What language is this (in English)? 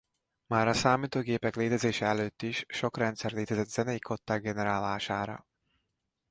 Hungarian